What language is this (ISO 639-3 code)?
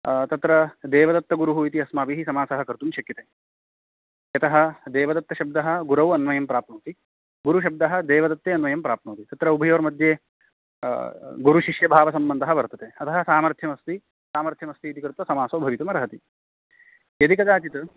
san